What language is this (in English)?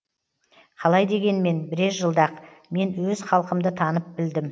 Kazakh